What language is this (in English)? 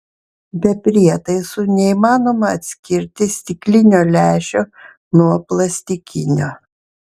Lithuanian